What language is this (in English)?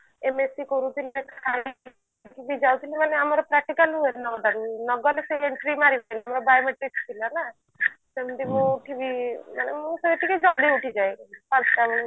Odia